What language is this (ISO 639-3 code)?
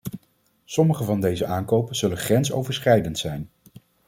nld